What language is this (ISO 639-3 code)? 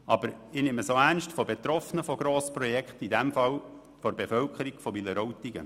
gsw